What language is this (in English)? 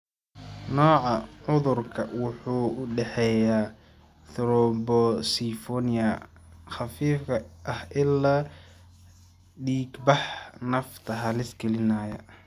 Somali